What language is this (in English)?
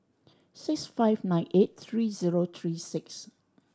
English